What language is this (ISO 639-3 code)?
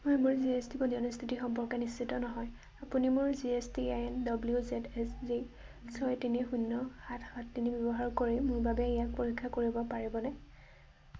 asm